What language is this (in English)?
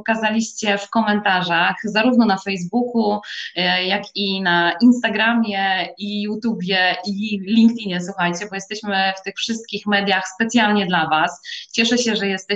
Polish